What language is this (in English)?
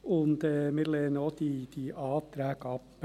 Swiss German